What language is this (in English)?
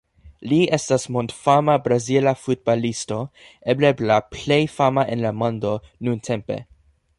Esperanto